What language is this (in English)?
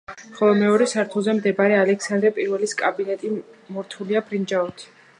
Georgian